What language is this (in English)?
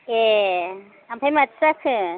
Bodo